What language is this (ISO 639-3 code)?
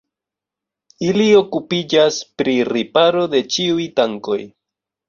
epo